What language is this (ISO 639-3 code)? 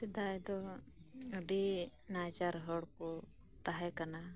sat